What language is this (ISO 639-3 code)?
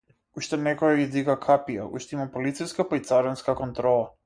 mkd